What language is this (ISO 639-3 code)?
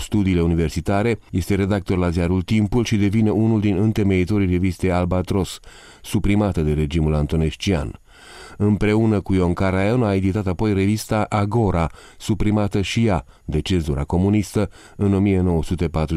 ron